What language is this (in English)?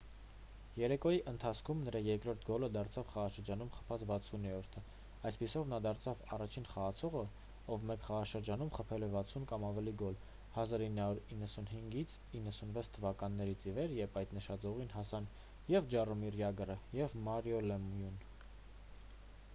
Armenian